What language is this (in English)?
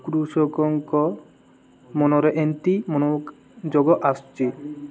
Odia